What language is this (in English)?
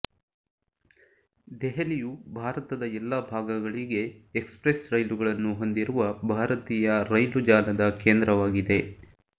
Kannada